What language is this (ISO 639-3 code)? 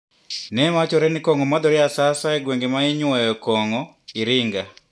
luo